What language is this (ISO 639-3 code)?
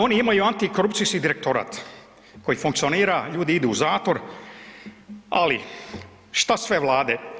hrv